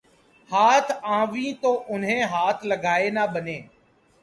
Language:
Urdu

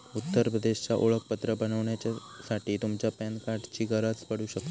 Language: Marathi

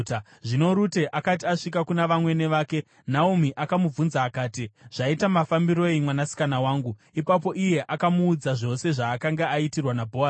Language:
Shona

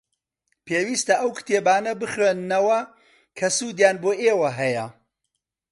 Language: Central Kurdish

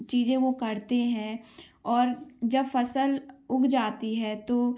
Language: Hindi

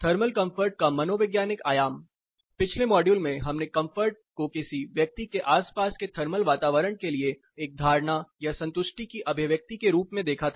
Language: Hindi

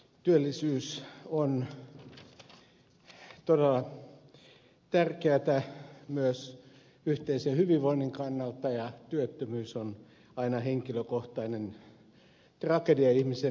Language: Finnish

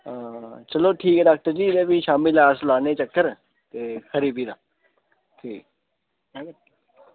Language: Dogri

